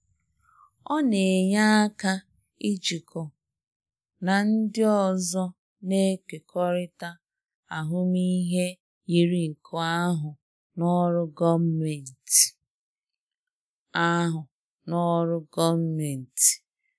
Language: Igbo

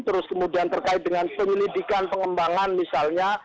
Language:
Indonesian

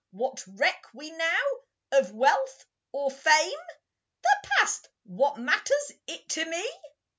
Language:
English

